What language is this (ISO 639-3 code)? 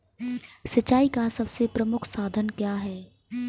hin